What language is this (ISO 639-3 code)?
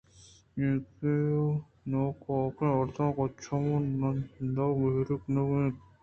bgp